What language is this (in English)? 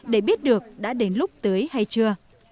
Vietnamese